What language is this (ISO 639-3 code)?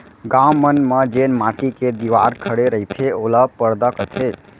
hne